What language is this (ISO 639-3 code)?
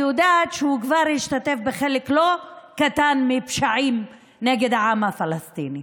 heb